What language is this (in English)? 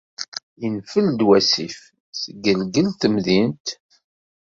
Kabyle